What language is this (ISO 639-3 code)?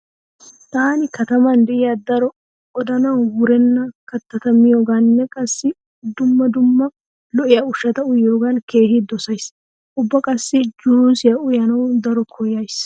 wal